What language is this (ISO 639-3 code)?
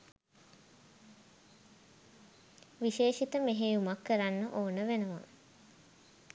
sin